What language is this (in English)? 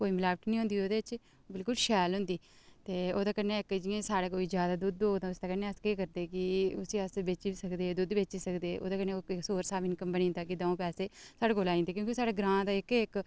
Dogri